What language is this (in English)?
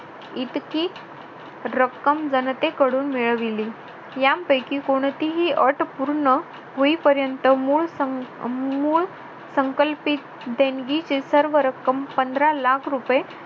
Marathi